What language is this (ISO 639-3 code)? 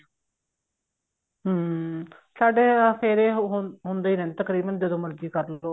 pan